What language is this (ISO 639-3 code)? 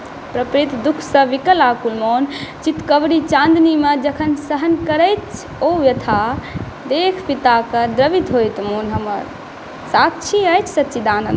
mai